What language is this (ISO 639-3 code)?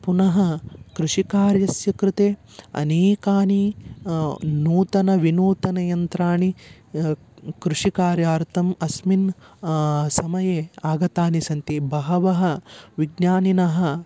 san